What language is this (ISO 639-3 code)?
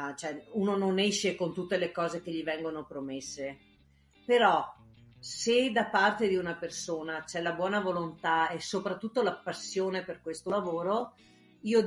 ita